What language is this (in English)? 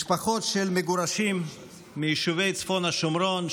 Hebrew